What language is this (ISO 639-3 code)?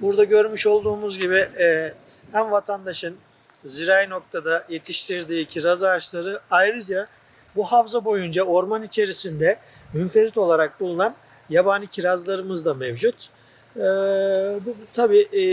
tur